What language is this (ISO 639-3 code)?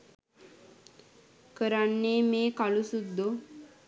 sin